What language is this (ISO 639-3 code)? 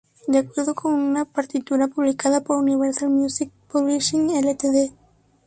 spa